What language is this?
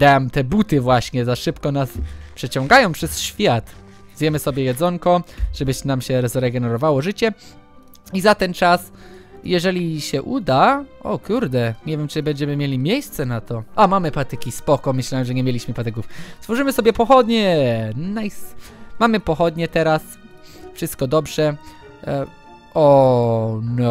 Polish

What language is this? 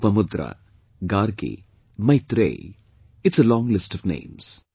English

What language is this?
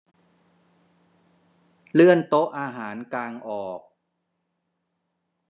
Thai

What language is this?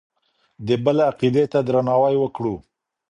Pashto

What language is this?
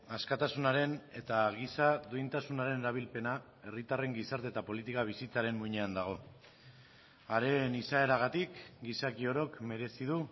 Basque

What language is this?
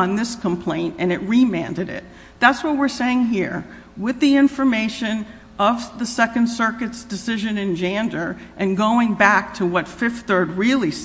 English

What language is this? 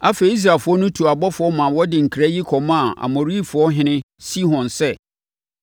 Akan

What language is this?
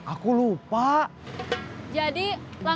Indonesian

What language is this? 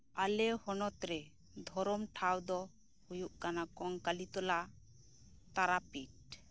Santali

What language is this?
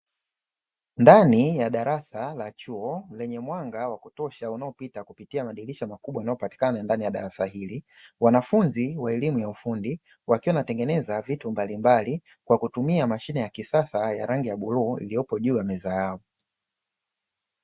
Swahili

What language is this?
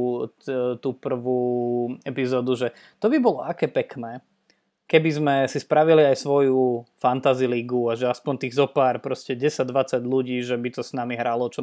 Slovak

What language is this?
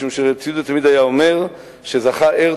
Hebrew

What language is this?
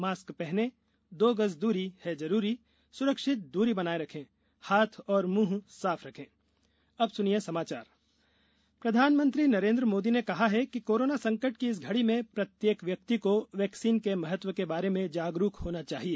Hindi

